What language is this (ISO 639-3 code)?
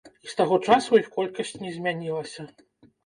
bel